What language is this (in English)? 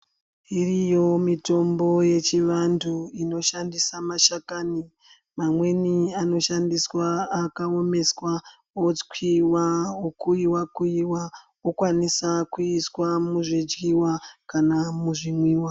Ndau